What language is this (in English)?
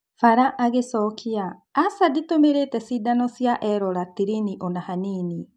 Kikuyu